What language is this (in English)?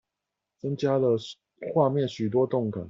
Chinese